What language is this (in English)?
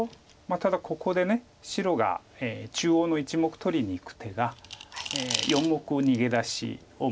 Japanese